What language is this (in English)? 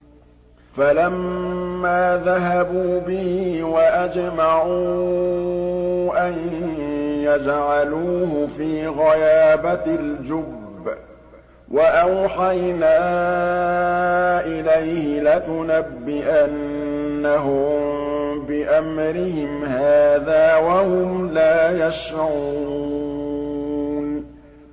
Arabic